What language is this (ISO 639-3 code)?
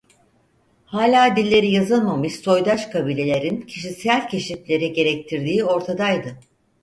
tur